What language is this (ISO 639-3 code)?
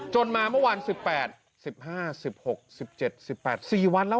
tha